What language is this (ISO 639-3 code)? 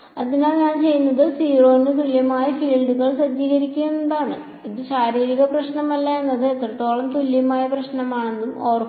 mal